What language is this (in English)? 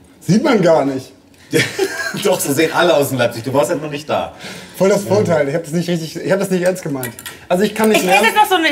German